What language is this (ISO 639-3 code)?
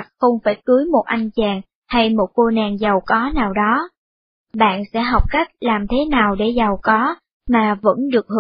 vie